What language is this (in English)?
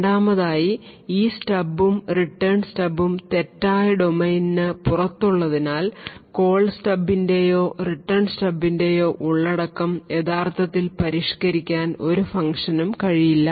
Malayalam